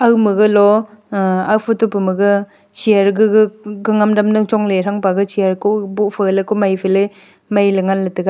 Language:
Wancho Naga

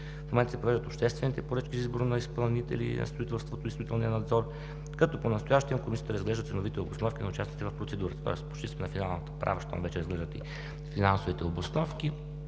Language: Bulgarian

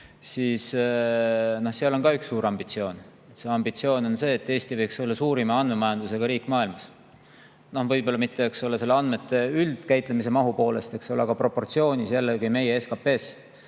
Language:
Estonian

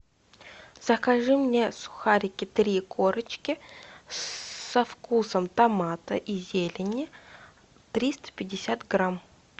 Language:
Russian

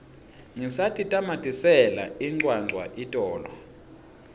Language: Swati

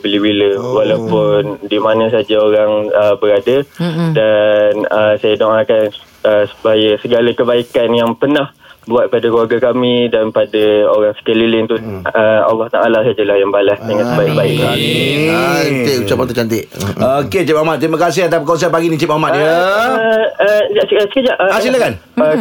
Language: Malay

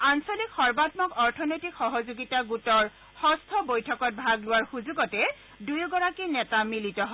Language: Assamese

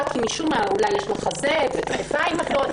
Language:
Hebrew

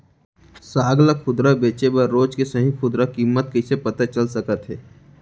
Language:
Chhattisgarhi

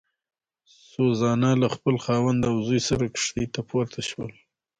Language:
Pashto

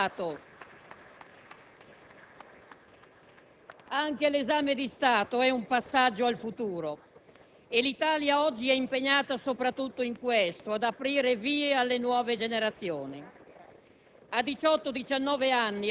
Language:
Italian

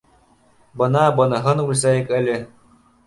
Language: Bashkir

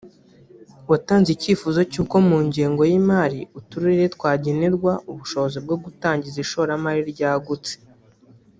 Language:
Kinyarwanda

